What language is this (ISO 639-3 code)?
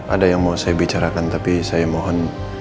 ind